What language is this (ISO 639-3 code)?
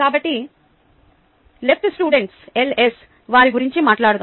tel